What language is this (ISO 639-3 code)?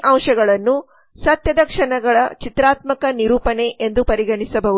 kan